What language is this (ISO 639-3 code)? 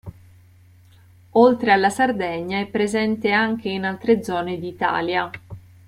ita